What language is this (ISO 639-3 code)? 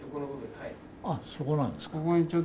jpn